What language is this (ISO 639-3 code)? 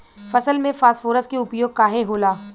bho